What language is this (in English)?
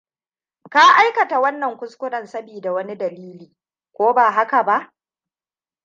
Hausa